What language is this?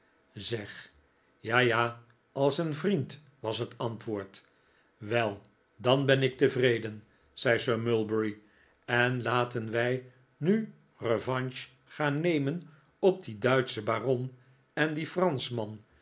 Dutch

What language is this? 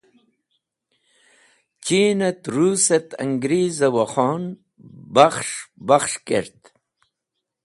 Wakhi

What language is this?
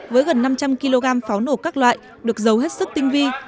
Vietnamese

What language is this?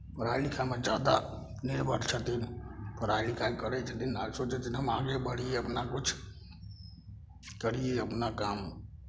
Maithili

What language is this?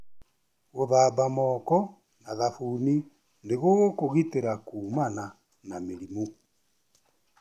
Kikuyu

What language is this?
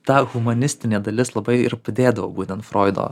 Lithuanian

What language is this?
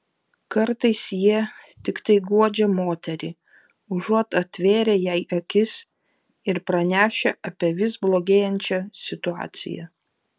Lithuanian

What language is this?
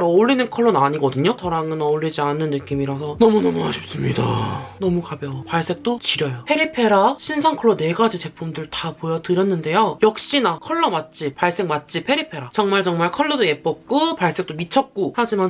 Korean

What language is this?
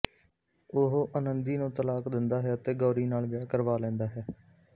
Punjabi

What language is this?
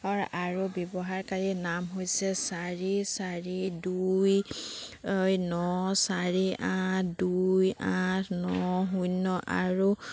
Assamese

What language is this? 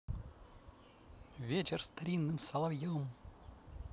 Russian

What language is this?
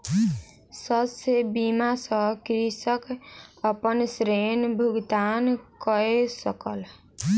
Maithili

